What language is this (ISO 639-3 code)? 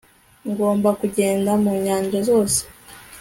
kin